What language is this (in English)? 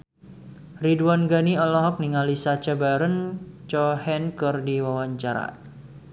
Sundanese